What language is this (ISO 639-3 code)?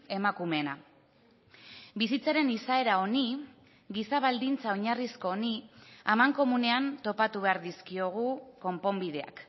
eus